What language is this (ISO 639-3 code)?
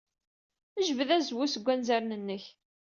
kab